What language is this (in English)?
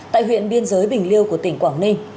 Vietnamese